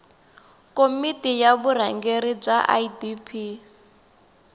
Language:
Tsonga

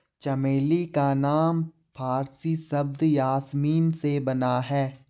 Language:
Hindi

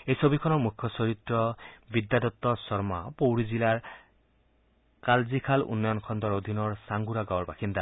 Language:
Assamese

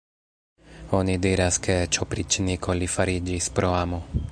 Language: Esperanto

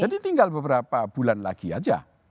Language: Indonesian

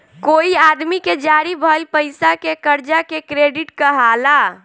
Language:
Bhojpuri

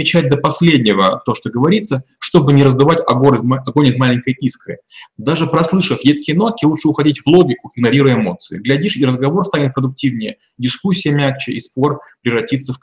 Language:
Russian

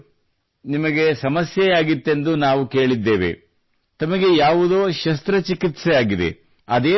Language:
Kannada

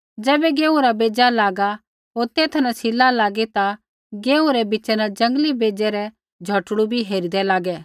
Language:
Kullu Pahari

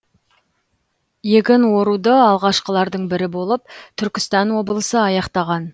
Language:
Kazakh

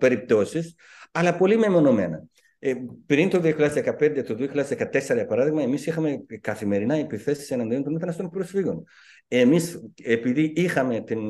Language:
Greek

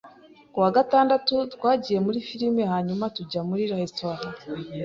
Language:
Kinyarwanda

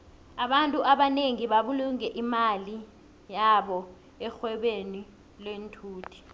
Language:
South Ndebele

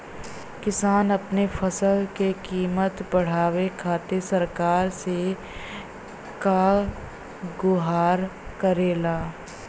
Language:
Bhojpuri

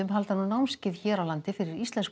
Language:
Icelandic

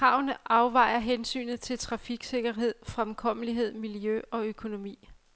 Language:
Danish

